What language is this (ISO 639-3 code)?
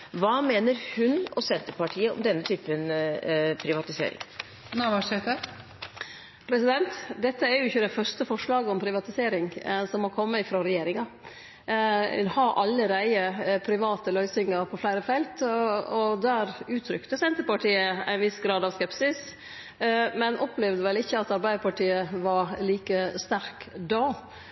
nor